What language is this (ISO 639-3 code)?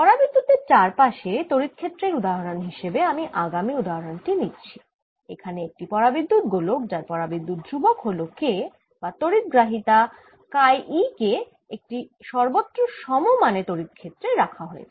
ben